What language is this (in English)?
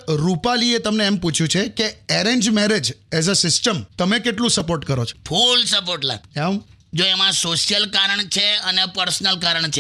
Hindi